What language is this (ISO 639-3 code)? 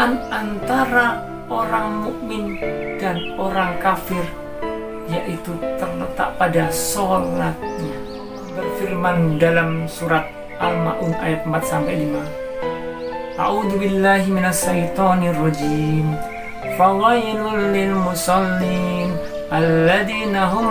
msa